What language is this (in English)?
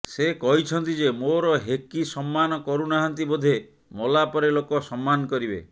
Odia